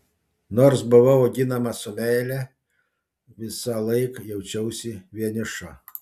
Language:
Lithuanian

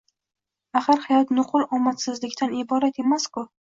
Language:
Uzbek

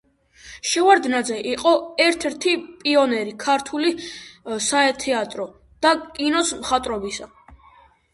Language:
Georgian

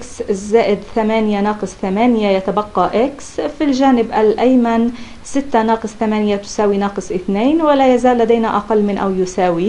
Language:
Arabic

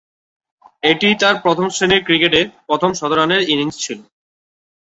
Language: Bangla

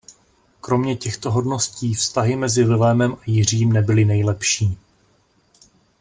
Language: Czech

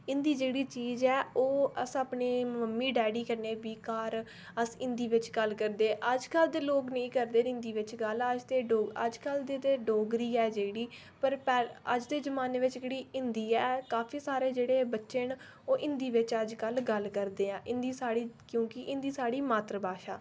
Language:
Dogri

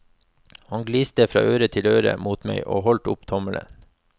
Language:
Norwegian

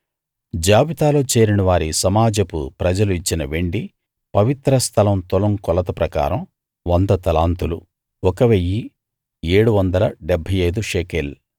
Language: Telugu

